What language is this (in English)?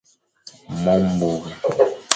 Fang